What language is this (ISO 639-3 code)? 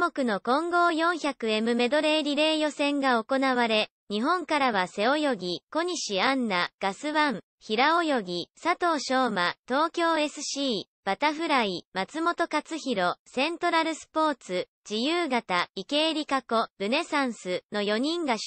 jpn